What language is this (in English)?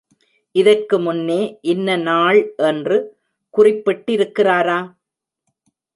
Tamil